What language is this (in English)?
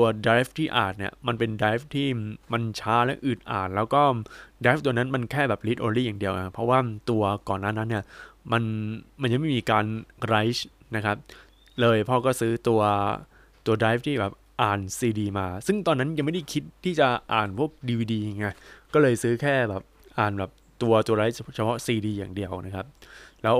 Thai